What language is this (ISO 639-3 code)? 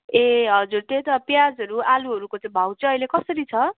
nep